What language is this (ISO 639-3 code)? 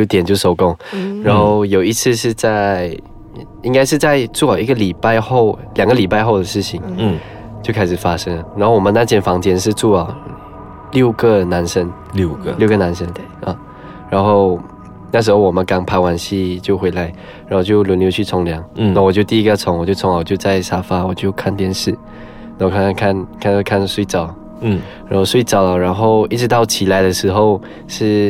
zho